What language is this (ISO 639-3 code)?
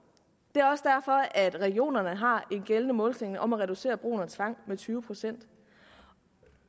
dan